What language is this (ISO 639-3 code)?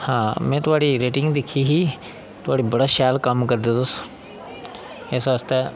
doi